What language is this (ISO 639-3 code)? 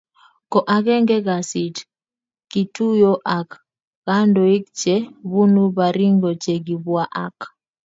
kln